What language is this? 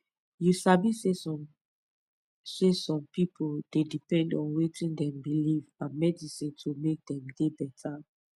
Nigerian Pidgin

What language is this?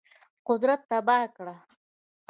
Pashto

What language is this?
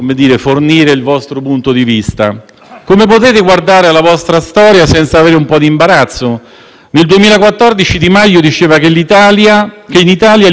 Italian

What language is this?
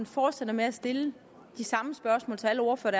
Danish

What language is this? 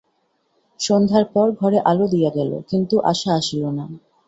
Bangla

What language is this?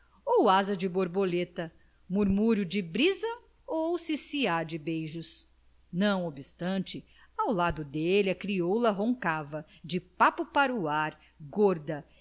Portuguese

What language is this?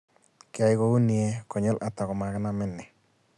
Kalenjin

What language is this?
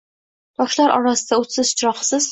Uzbek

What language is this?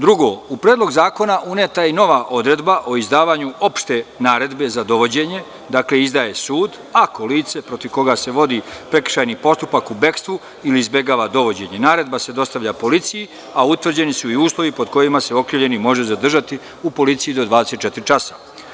Serbian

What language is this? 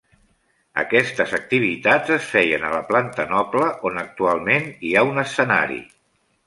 Catalan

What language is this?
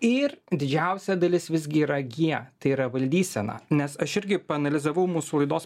Lithuanian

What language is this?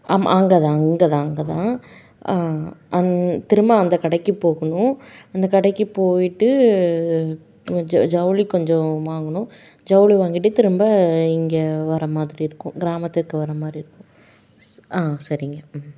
Tamil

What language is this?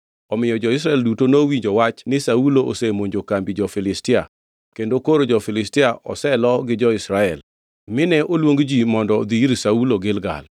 Luo (Kenya and Tanzania)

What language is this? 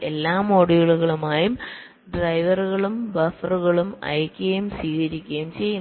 Malayalam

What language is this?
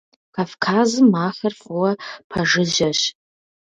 Kabardian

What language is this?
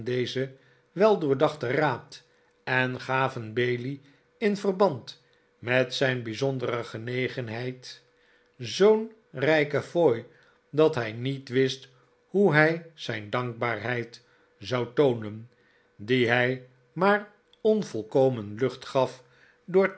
Dutch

